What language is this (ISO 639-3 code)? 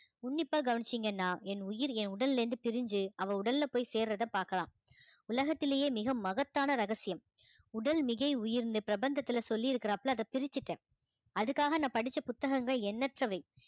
tam